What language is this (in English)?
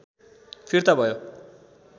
Nepali